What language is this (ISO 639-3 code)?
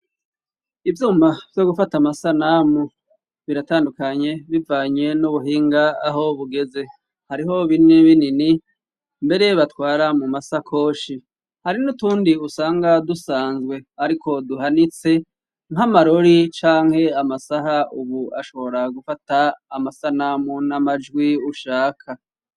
run